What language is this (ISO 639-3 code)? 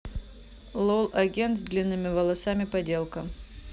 rus